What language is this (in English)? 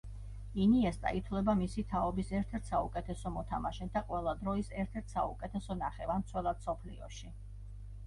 Georgian